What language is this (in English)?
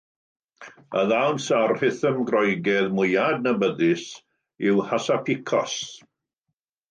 Welsh